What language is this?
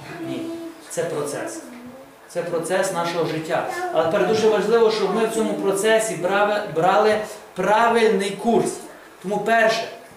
Ukrainian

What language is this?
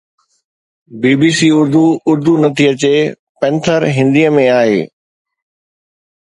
Sindhi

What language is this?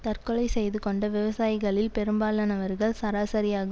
Tamil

